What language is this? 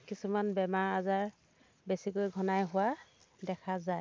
Assamese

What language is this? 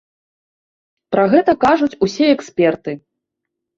Belarusian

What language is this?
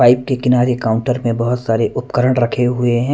Hindi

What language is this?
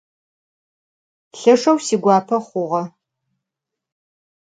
Adyghe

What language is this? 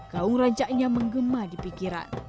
Indonesian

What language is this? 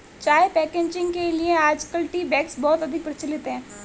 Hindi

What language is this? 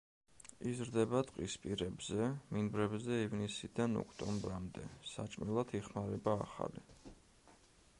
Georgian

